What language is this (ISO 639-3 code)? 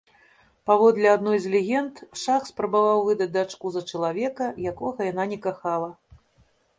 bel